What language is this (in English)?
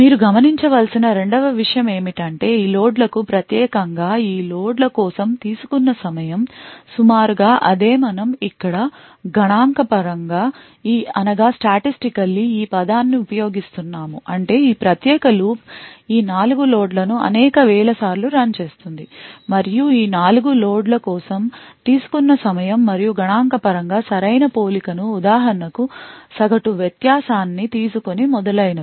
Telugu